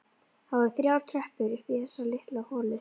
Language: Icelandic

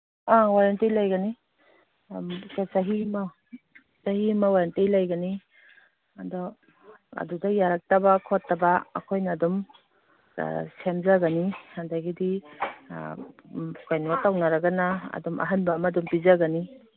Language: Manipuri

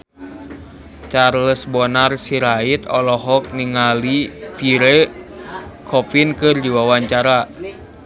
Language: Sundanese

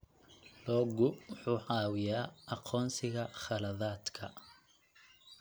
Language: Somali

